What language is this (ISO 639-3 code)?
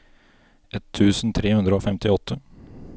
nor